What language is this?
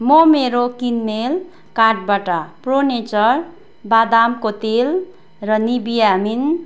Nepali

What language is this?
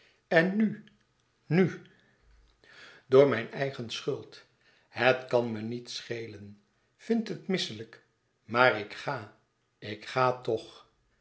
Dutch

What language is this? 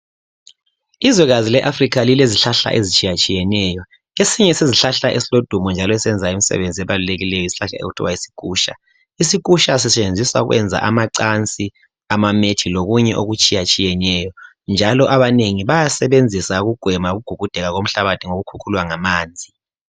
North Ndebele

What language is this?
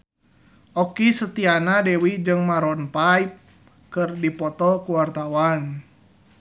Sundanese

